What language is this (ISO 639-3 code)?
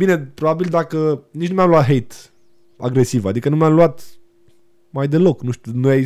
ron